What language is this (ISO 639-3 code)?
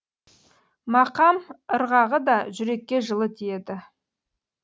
kaz